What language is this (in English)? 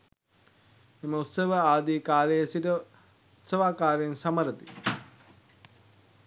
Sinhala